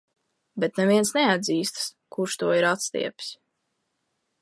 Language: Latvian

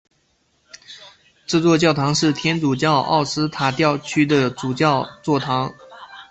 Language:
Chinese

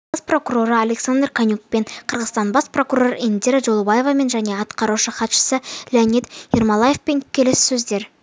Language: Kazakh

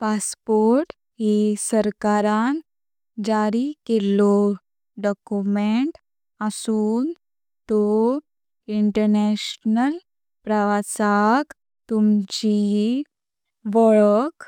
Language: Konkani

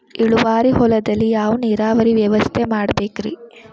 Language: Kannada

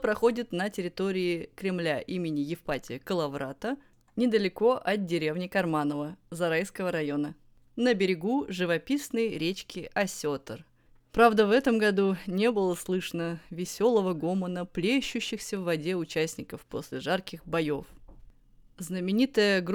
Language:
Russian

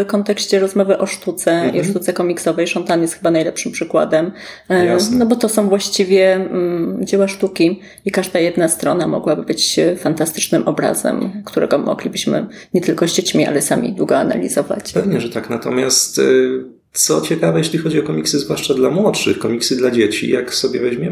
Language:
Polish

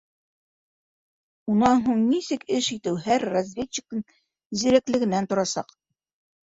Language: Bashkir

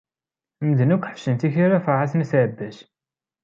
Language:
Kabyle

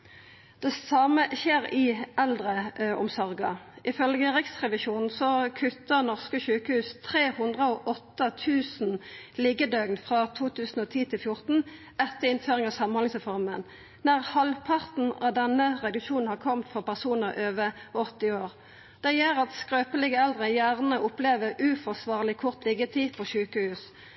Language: Norwegian Nynorsk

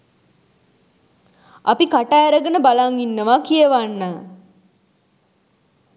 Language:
Sinhala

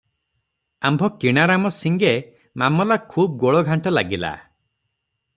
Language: Odia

